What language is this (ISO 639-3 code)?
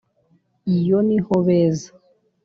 kin